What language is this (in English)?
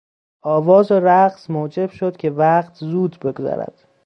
Persian